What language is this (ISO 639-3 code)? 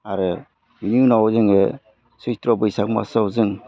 brx